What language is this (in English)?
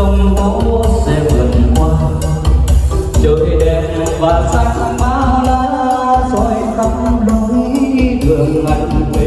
Vietnamese